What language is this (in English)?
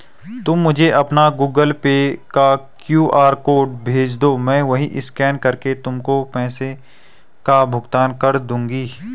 Hindi